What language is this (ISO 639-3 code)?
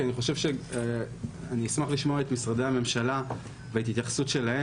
heb